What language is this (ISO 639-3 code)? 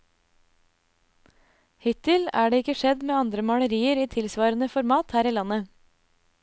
nor